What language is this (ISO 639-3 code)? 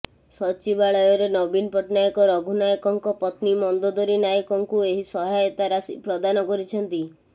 ori